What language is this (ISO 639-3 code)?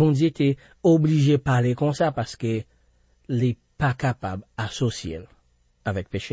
fra